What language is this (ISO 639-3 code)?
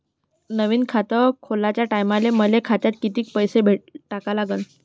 mar